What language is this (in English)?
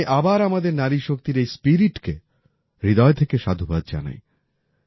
Bangla